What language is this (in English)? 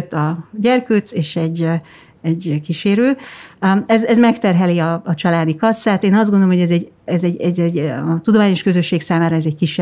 Hungarian